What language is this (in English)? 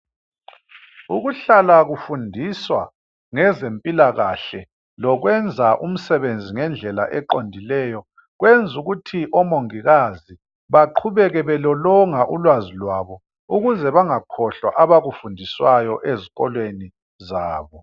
North Ndebele